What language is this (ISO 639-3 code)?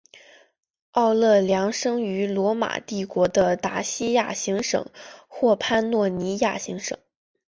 zho